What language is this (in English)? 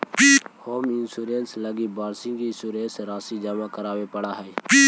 Magahi